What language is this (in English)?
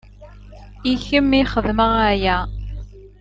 Kabyle